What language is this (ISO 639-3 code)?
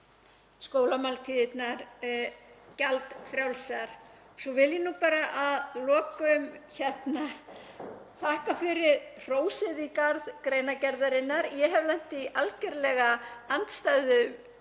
isl